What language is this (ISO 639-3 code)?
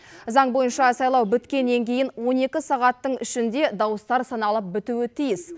kaz